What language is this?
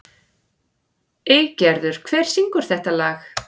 Icelandic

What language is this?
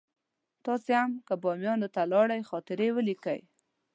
Pashto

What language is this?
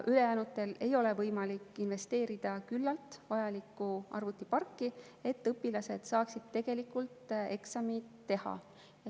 Estonian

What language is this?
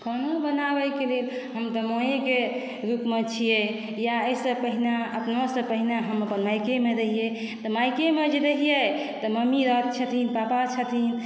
Maithili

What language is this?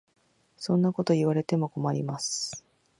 Japanese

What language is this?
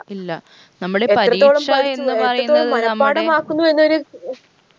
Malayalam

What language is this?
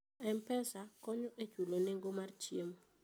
Luo (Kenya and Tanzania)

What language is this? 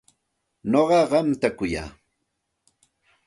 Santa Ana de Tusi Pasco Quechua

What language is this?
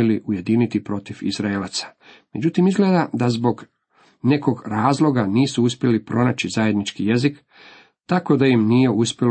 Croatian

